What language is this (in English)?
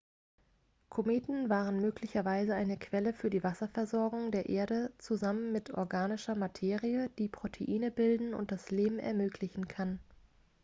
German